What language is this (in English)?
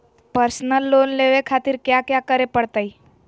Magahi